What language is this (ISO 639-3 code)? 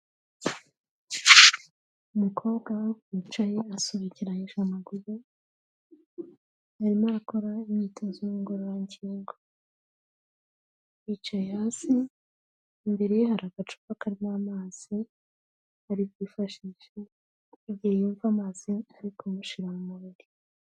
kin